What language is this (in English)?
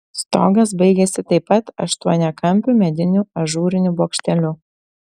Lithuanian